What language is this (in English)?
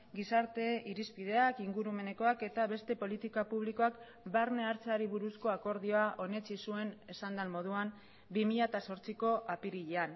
Basque